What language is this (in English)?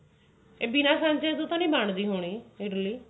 Punjabi